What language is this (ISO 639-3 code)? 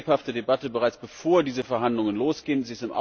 deu